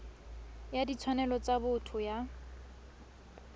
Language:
Tswana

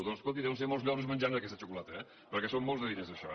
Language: Catalan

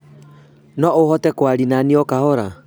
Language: Kikuyu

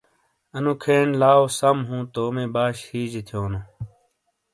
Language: Shina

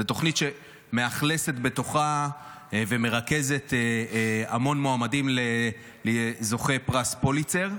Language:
Hebrew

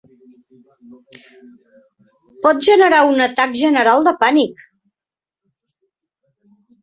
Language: Catalan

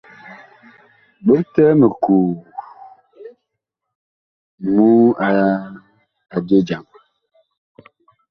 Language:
Bakoko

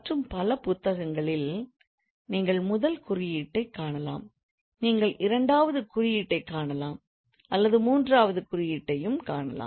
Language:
Tamil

